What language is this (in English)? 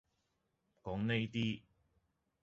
Cantonese